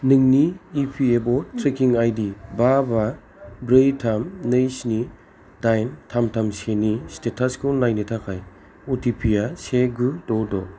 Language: Bodo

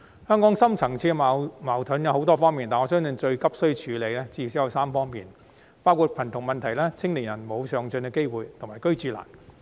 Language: Cantonese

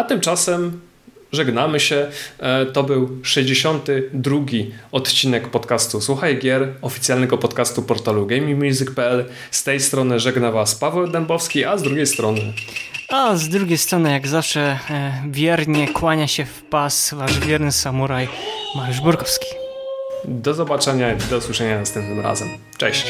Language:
Polish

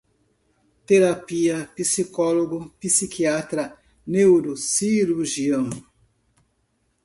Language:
Portuguese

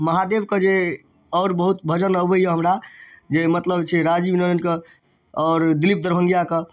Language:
Maithili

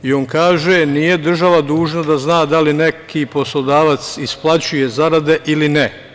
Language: Serbian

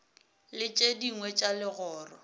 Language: Northern Sotho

